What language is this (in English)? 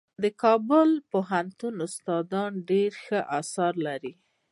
Pashto